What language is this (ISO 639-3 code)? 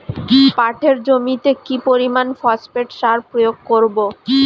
ben